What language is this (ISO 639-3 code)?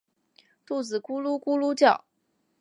zho